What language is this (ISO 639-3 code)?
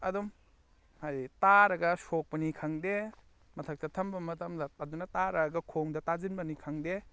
mni